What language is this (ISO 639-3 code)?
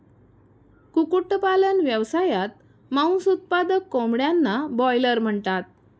mar